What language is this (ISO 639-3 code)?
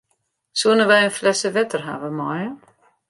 fry